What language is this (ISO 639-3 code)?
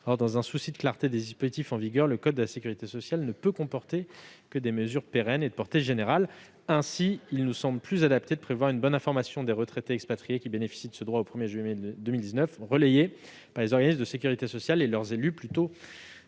fra